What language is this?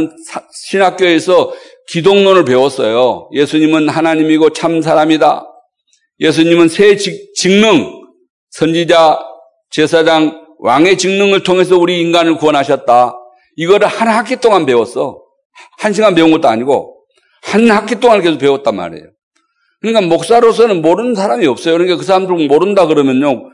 Korean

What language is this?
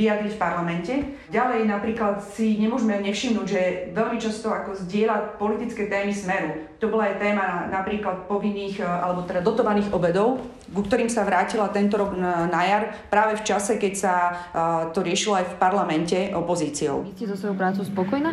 Slovak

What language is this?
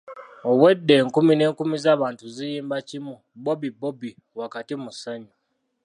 Ganda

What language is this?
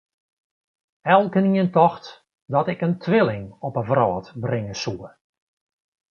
Western Frisian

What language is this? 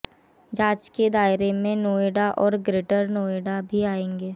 Hindi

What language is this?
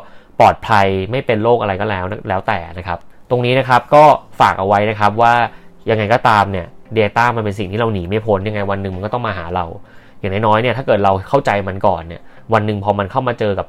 Thai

